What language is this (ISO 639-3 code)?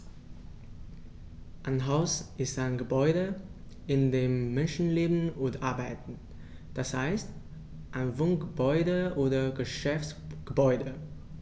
deu